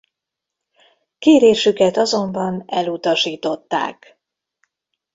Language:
Hungarian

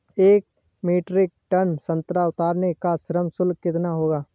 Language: Hindi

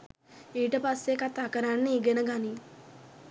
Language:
Sinhala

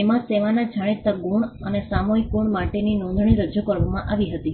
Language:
Gujarati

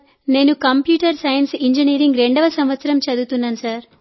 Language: Telugu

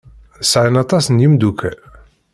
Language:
Kabyle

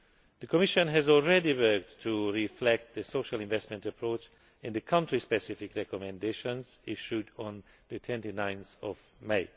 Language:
English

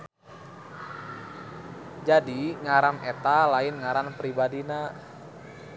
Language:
Sundanese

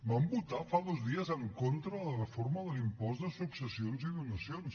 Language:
Catalan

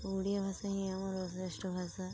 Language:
Odia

